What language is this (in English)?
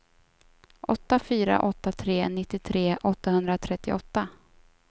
Swedish